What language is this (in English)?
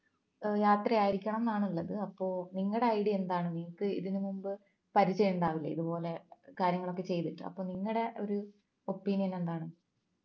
Malayalam